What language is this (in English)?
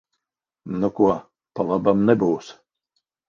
Latvian